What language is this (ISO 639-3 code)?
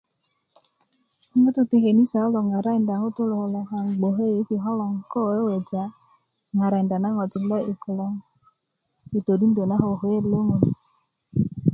ukv